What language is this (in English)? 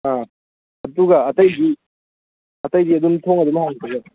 Manipuri